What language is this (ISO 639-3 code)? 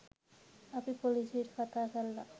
sin